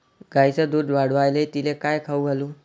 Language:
Marathi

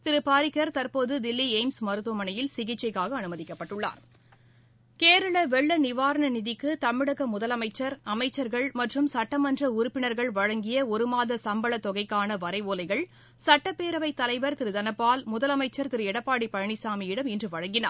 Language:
Tamil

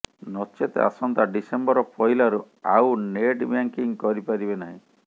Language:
Odia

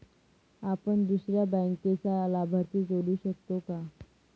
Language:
Marathi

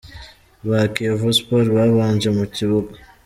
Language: Kinyarwanda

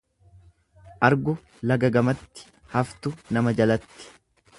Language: Oromo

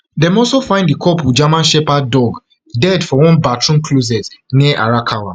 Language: Nigerian Pidgin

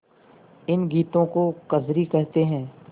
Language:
Hindi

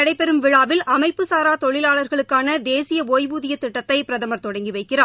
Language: Tamil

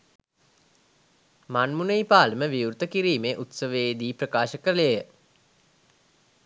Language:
Sinhala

